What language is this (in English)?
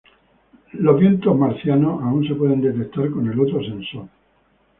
Spanish